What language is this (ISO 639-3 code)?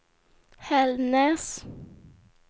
swe